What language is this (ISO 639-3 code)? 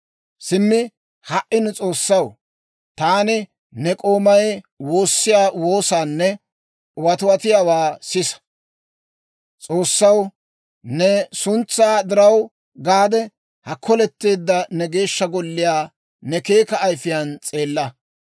dwr